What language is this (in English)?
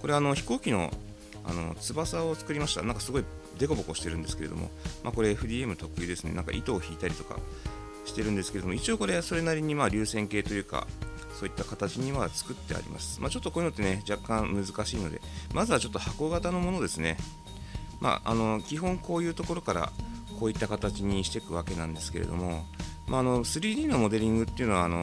Japanese